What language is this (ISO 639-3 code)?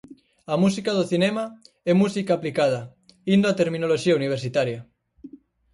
glg